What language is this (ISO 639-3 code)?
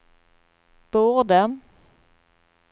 swe